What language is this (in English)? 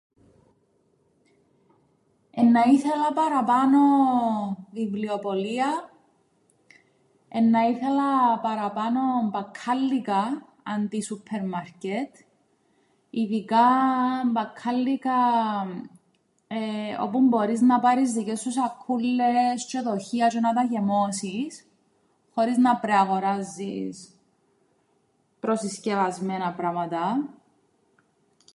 Greek